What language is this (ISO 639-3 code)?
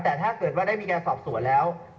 tha